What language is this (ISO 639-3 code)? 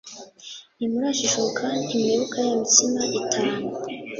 kin